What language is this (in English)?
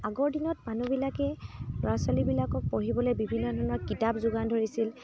Assamese